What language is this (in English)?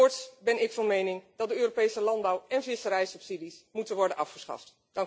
Dutch